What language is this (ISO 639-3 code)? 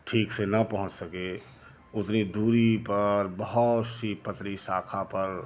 hin